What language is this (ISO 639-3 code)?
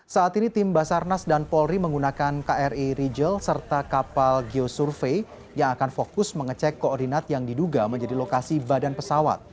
ind